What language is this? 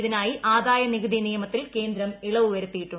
Malayalam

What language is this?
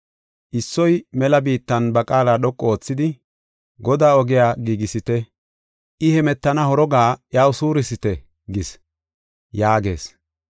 Gofa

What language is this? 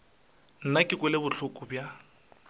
Northern Sotho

